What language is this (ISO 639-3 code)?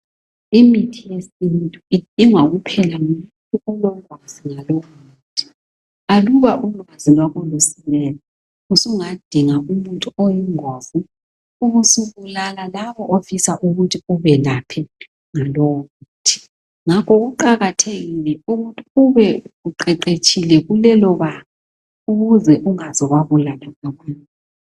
nde